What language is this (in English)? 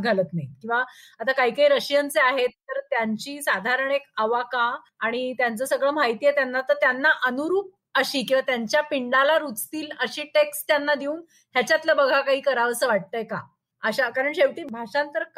Marathi